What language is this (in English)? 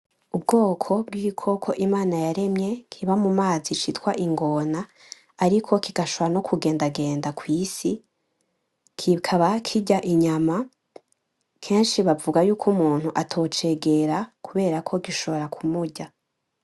Rundi